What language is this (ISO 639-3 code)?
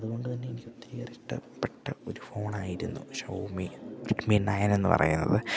mal